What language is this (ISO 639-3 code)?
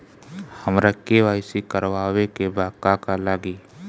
bho